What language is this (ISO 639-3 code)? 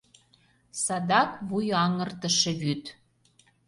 chm